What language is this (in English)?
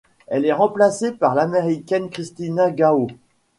French